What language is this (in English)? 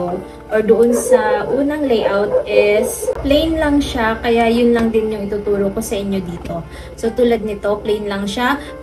Filipino